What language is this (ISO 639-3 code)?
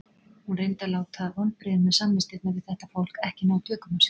isl